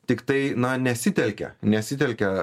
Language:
Lithuanian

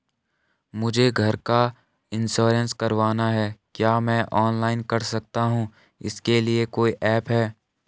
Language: Hindi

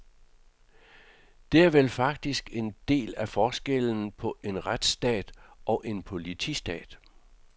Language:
Danish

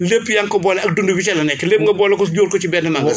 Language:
Wolof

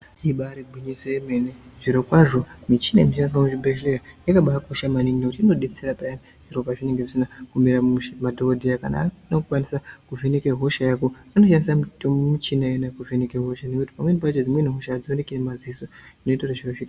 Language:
Ndau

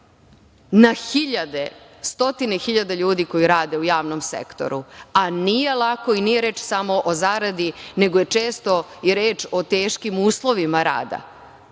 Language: Serbian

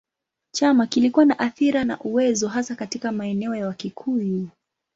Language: Swahili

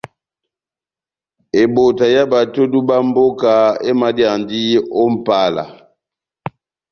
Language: Batanga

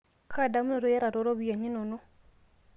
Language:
Masai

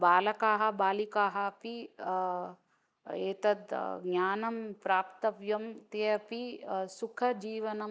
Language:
Sanskrit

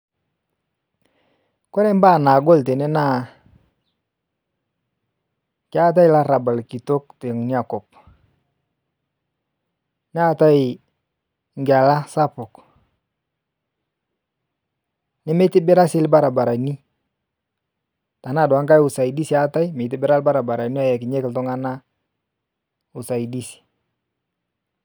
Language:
Masai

